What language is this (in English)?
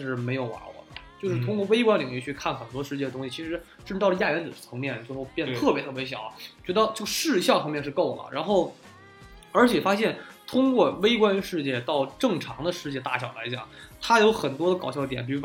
Chinese